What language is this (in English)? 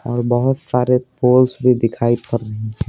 Hindi